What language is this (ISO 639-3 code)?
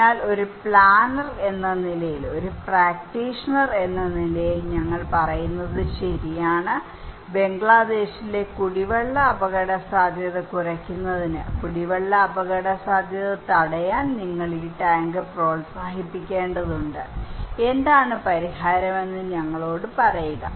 mal